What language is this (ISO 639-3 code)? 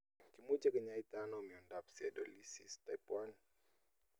kln